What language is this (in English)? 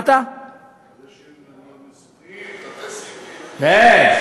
Hebrew